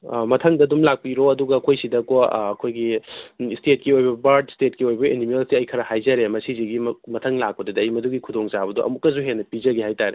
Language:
Manipuri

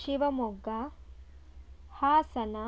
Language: Kannada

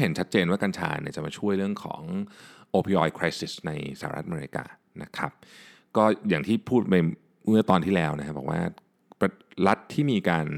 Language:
Thai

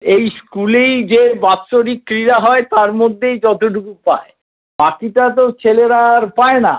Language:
Bangla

